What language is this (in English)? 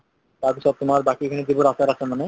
Assamese